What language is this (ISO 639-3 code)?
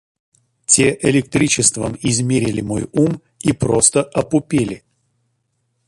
rus